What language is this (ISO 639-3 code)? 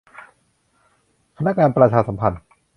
tha